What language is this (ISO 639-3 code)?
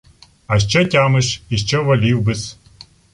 ukr